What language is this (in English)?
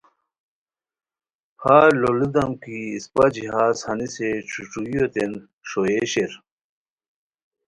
Khowar